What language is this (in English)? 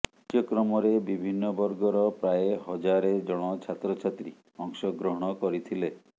Odia